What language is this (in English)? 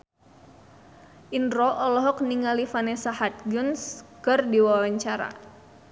Sundanese